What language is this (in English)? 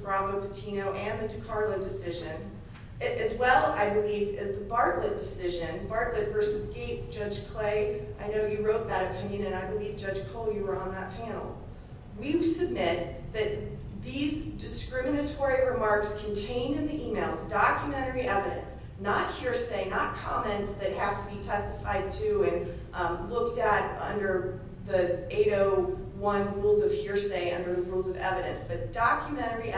English